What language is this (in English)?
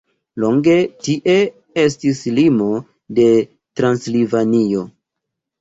Esperanto